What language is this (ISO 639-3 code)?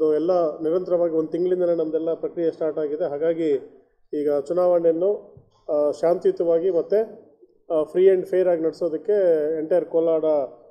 kan